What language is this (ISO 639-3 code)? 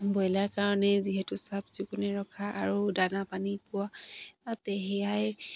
asm